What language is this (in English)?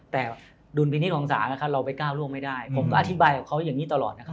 Thai